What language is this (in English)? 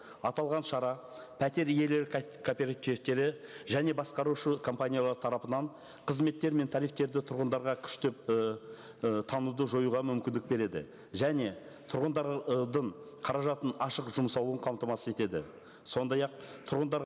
Kazakh